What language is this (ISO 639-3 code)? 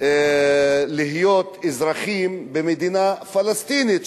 heb